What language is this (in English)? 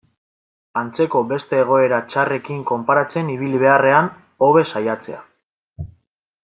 Basque